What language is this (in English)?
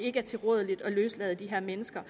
Danish